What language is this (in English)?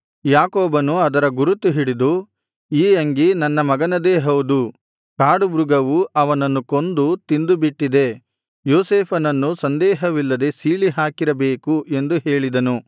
Kannada